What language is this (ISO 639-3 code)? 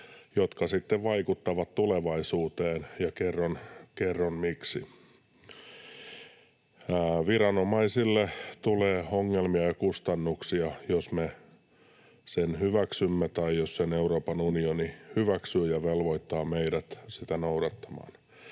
fin